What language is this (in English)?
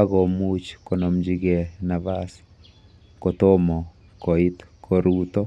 Kalenjin